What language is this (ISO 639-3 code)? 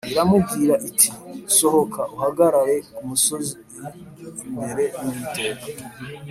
kin